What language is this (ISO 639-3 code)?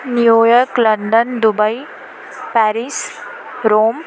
urd